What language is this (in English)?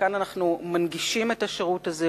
Hebrew